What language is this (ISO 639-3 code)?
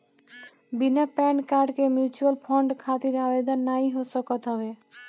bho